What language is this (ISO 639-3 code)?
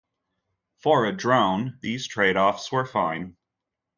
eng